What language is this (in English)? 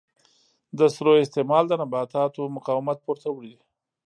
Pashto